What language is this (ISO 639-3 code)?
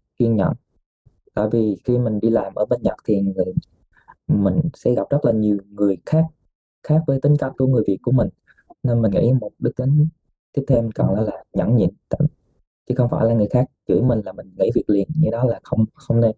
vie